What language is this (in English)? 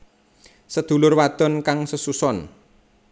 Javanese